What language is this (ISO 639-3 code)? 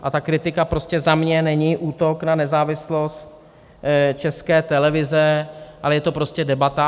ces